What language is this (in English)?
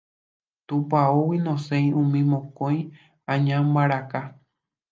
Guarani